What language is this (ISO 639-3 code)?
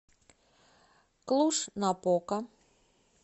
rus